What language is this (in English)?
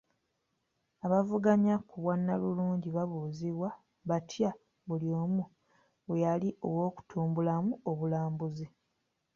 Ganda